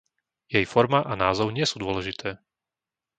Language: Slovak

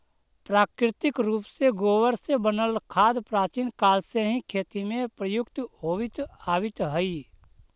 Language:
Magahi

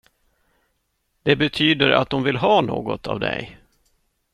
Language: Swedish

